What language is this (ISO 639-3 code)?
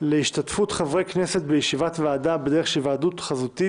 heb